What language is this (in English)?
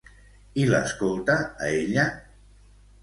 Catalan